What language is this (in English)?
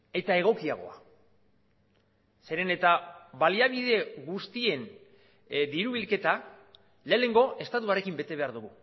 Basque